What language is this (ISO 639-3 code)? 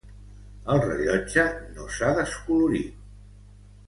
cat